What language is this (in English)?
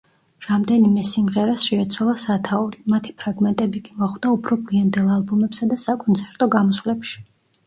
Georgian